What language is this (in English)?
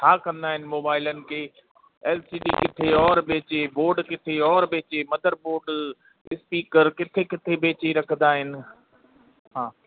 Sindhi